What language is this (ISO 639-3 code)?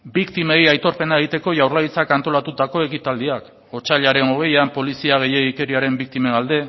eus